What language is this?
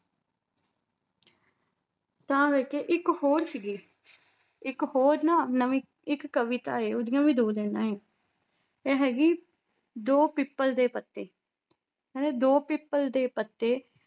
Punjabi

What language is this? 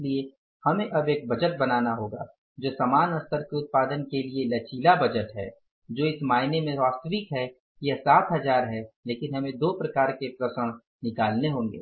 Hindi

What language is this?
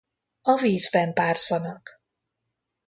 Hungarian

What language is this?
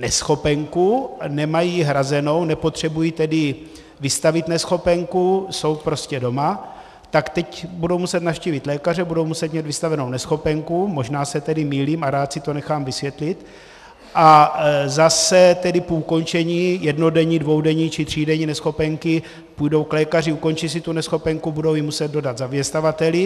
Czech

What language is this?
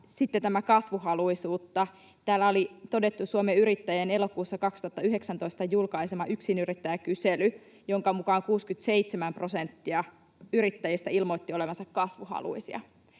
Finnish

